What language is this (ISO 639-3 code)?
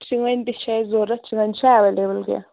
kas